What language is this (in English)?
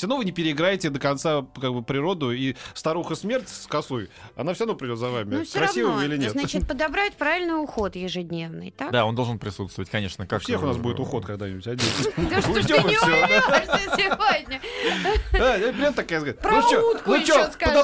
Russian